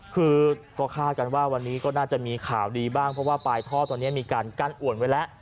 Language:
Thai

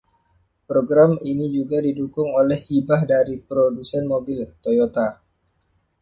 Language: Indonesian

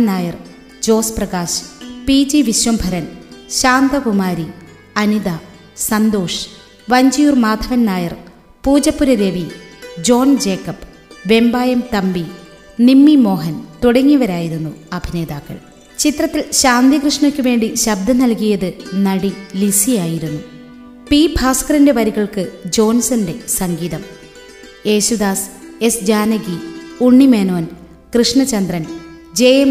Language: Malayalam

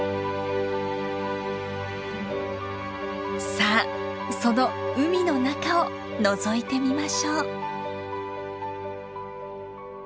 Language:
Japanese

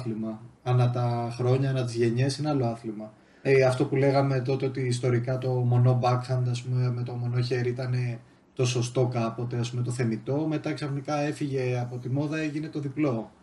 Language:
Greek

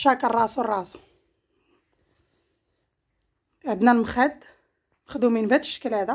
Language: Arabic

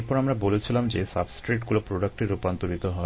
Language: Bangla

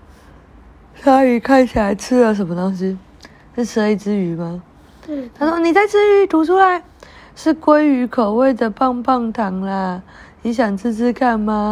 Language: Chinese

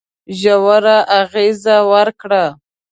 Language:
Pashto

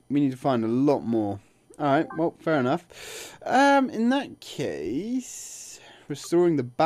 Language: English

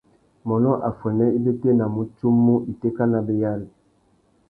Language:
Tuki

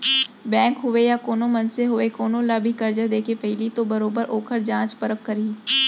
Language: Chhattisgarhi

